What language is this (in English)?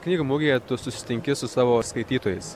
Lithuanian